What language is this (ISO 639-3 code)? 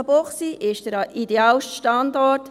gsw